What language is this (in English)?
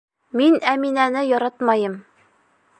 Bashkir